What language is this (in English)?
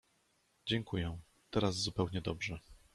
Polish